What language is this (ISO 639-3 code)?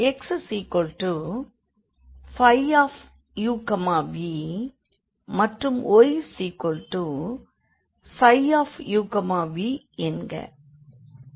tam